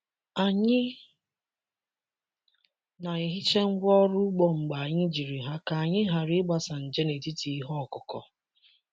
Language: Igbo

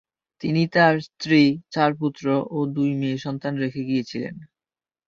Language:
Bangla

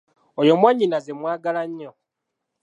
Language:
Ganda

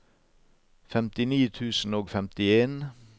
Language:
Norwegian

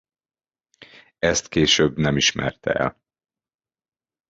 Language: Hungarian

